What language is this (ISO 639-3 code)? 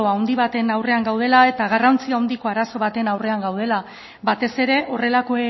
eus